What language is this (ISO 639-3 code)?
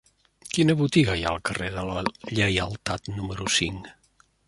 cat